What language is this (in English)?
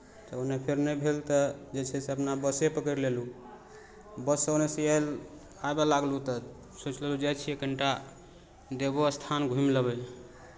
Maithili